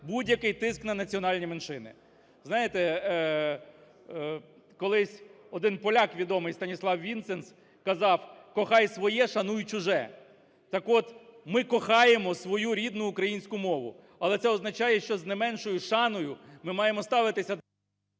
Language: Ukrainian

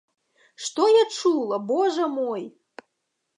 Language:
Belarusian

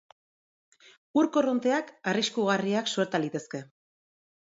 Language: Basque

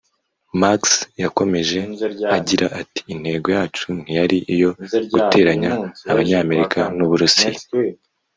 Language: Kinyarwanda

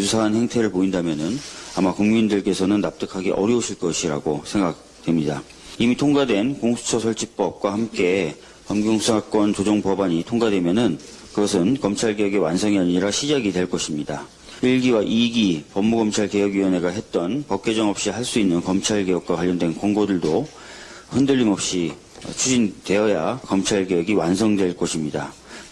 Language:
Korean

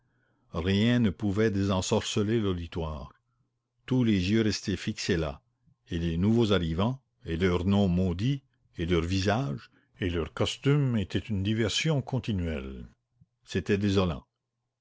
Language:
French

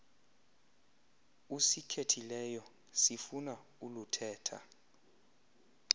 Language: Xhosa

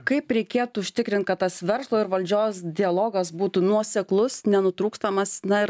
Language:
Lithuanian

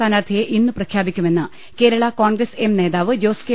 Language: Malayalam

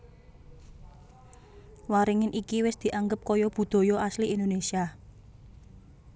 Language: Javanese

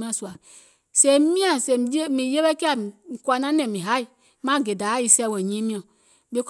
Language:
Gola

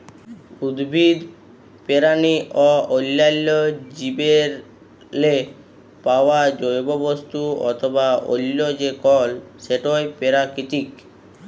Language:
Bangla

